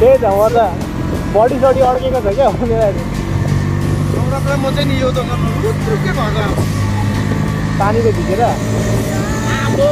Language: Indonesian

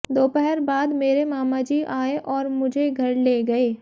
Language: Hindi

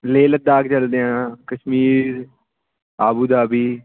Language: Punjabi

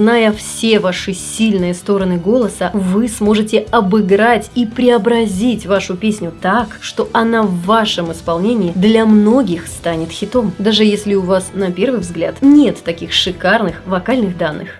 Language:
Russian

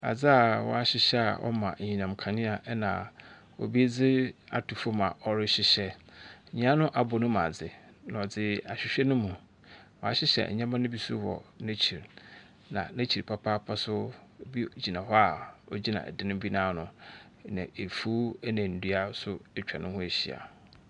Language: Akan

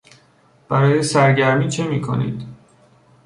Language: Persian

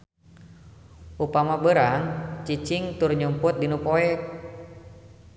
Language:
Sundanese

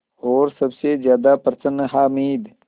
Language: Hindi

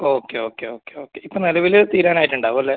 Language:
Malayalam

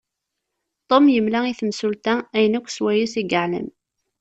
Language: Kabyle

